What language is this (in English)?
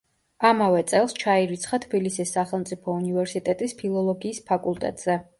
Georgian